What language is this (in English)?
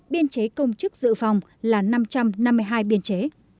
Vietnamese